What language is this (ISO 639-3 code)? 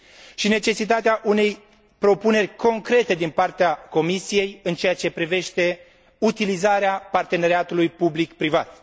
ron